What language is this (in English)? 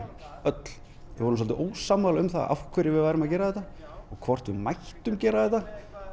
Icelandic